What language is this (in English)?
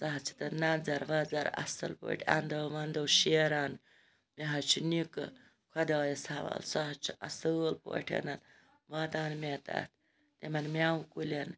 Kashmiri